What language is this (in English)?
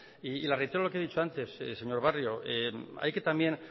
Spanish